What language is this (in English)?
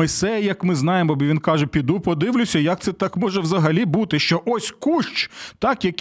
Ukrainian